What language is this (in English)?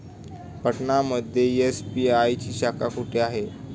Marathi